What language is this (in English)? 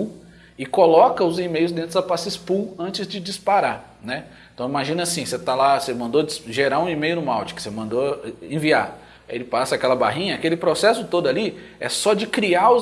Portuguese